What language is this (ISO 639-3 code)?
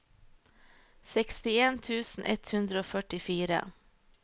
nor